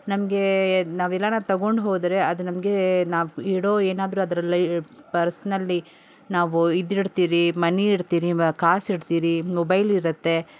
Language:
Kannada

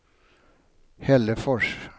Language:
Swedish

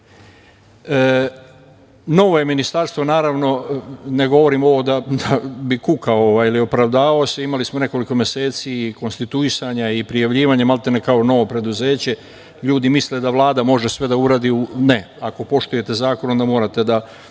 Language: Serbian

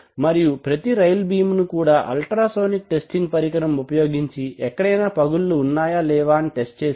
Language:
Telugu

